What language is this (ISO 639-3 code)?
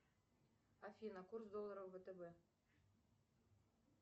rus